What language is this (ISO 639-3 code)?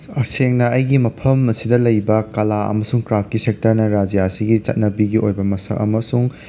mni